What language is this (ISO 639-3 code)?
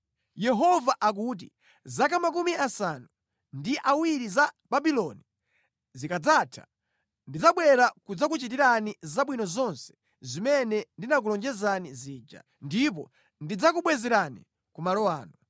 nya